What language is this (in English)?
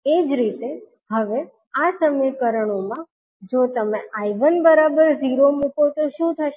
Gujarati